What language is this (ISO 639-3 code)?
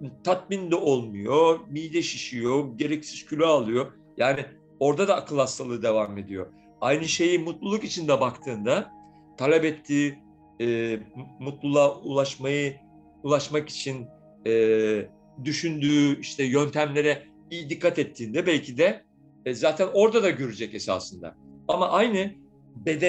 tur